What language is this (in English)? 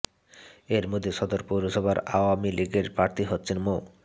Bangla